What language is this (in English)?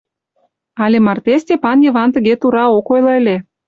Mari